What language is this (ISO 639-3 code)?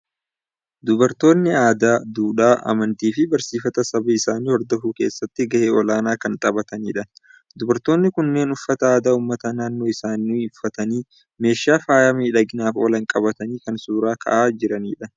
orm